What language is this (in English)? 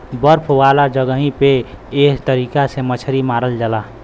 Bhojpuri